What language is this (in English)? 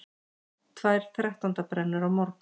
Icelandic